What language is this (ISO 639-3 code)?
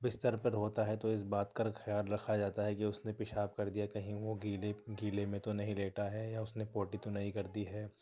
urd